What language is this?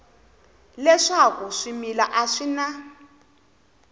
Tsonga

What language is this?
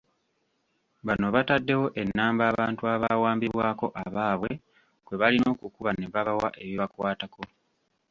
Ganda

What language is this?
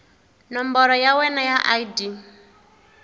Tsonga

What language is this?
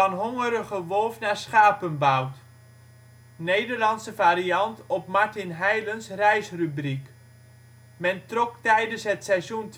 Dutch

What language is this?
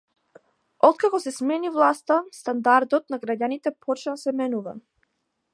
Macedonian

